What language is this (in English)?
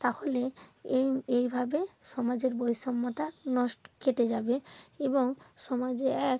Bangla